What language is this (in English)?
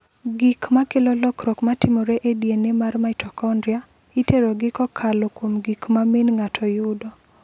Luo (Kenya and Tanzania)